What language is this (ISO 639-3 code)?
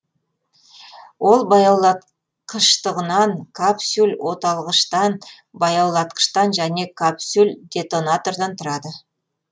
kaz